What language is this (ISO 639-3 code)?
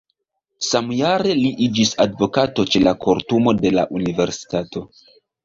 epo